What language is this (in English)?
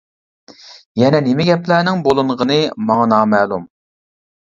Uyghur